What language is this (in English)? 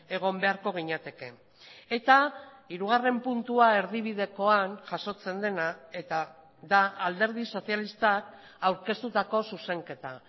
Basque